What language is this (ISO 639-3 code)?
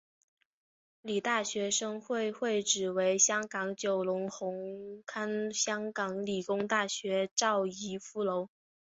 zho